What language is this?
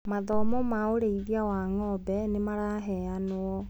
Kikuyu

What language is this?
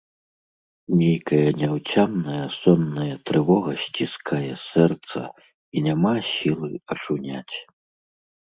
Belarusian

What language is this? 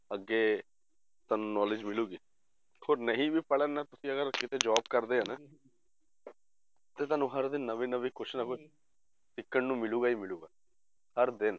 Punjabi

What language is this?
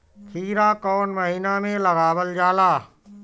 Bhojpuri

